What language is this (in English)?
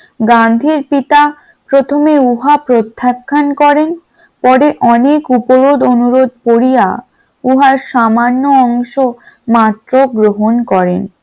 Bangla